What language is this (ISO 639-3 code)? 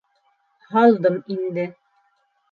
bak